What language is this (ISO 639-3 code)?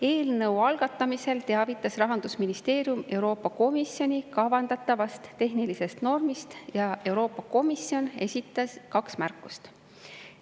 est